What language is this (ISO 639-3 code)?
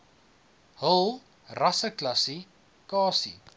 afr